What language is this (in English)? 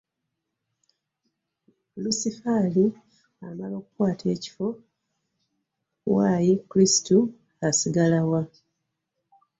Ganda